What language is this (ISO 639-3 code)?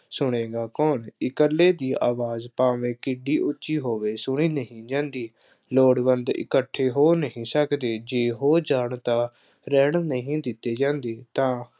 pan